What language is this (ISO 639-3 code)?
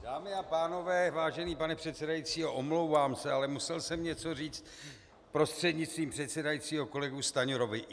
ces